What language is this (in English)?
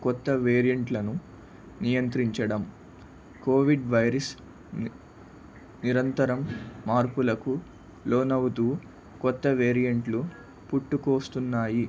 Telugu